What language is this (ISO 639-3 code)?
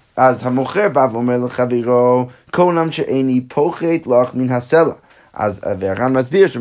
heb